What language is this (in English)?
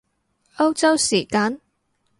Cantonese